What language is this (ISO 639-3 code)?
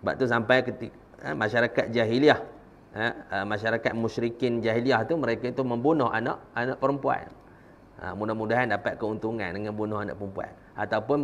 msa